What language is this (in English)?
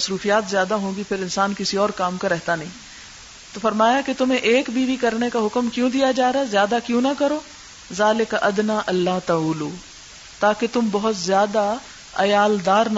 Urdu